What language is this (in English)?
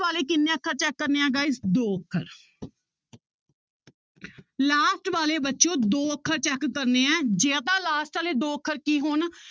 Punjabi